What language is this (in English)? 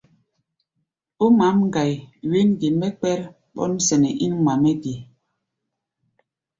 Gbaya